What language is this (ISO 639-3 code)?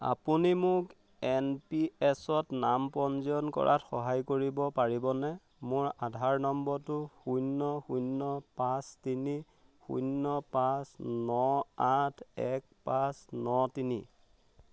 asm